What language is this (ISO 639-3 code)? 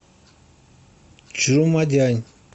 rus